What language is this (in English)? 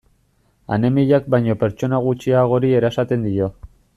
Basque